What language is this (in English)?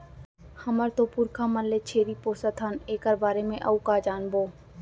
Chhattisgarhi